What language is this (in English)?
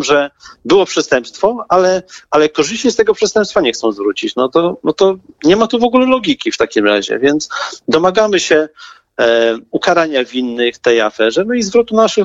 Polish